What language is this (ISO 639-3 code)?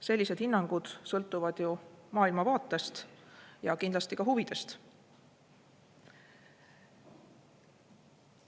est